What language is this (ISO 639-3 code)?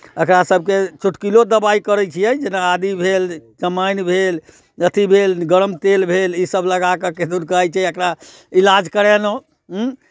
mai